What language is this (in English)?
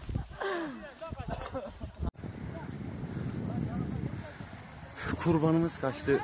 Turkish